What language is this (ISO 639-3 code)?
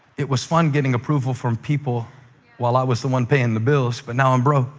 eng